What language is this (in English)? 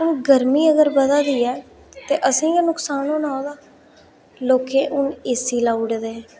Dogri